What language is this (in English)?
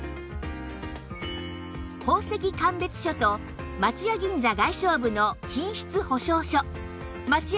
Japanese